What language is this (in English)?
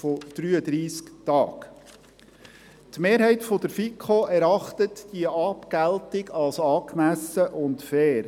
Swiss German